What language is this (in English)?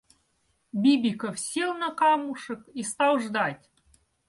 Russian